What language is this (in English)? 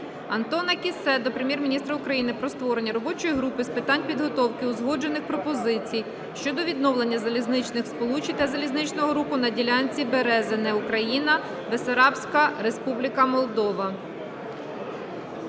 Ukrainian